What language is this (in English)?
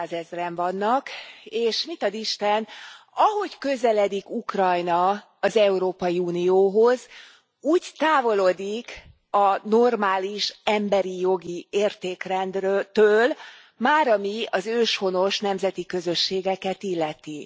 Hungarian